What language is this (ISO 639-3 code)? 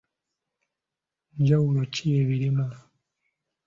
lug